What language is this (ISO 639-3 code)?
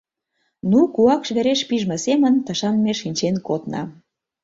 chm